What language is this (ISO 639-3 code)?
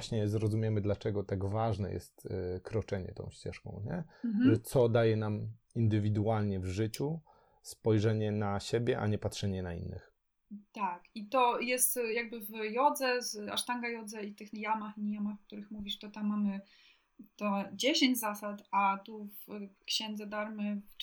pol